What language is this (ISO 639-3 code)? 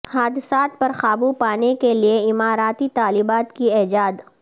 urd